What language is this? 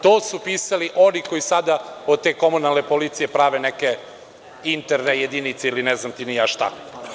Serbian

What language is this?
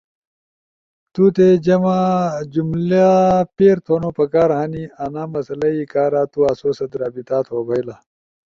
Ushojo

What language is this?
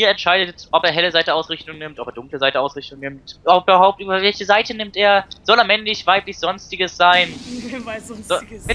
German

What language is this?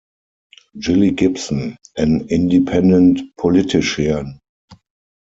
English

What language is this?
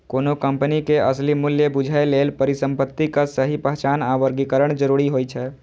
Maithili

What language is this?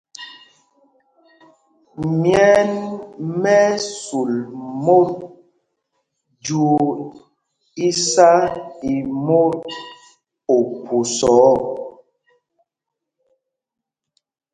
Mpumpong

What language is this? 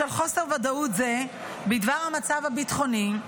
Hebrew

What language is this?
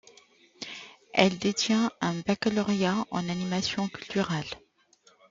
French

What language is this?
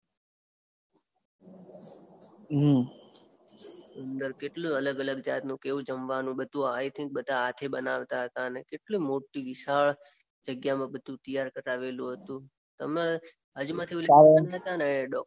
Gujarati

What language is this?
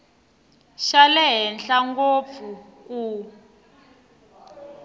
Tsonga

